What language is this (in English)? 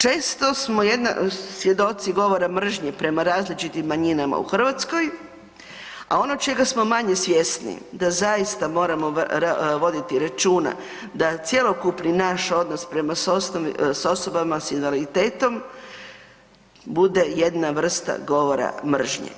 Croatian